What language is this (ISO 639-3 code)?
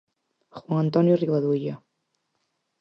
glg